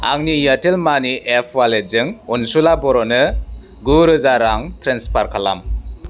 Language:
Bodo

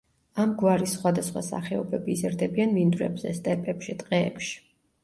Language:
Georgian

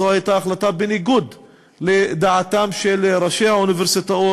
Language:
Hebrew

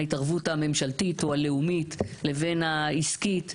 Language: Hebrew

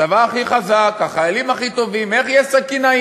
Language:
Hebrew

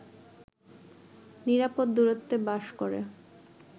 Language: Bangla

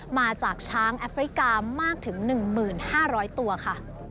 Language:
Thai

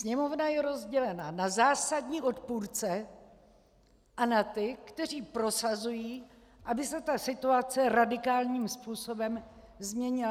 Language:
Czech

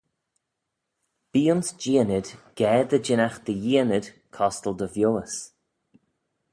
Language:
Manx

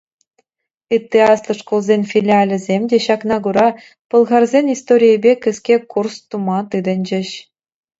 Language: Chuvash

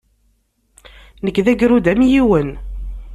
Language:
Kabyle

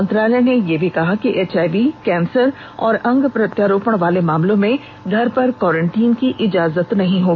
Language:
Hindi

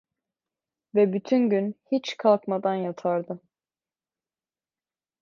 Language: Turkish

